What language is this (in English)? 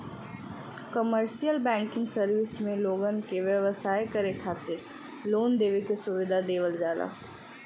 Bhojpuri